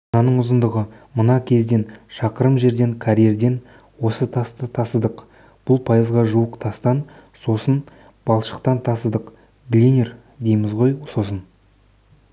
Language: Kazakh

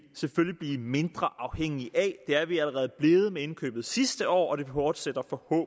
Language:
Danish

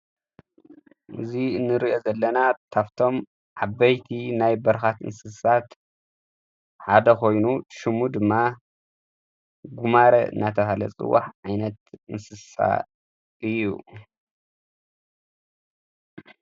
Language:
Tigrinya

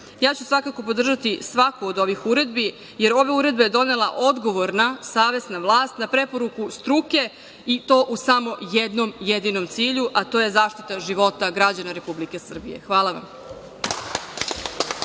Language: Serbian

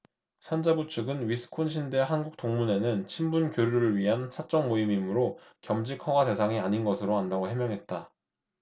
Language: Korean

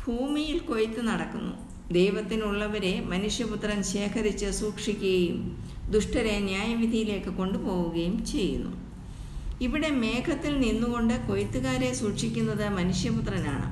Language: Malayalam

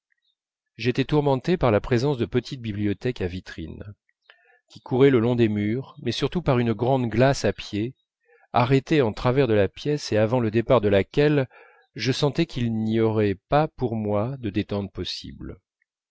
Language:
French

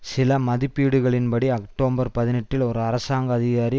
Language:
Tamil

